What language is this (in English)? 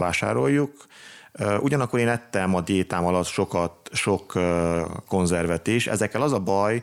Hungarian